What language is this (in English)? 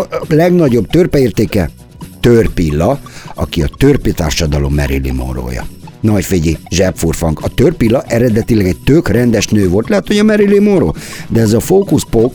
Hungarian